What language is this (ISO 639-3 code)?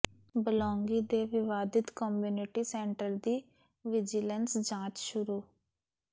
pan